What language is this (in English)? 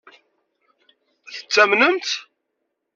Kabyle